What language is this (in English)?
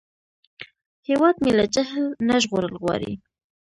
Pashto